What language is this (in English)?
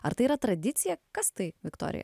Lithuanian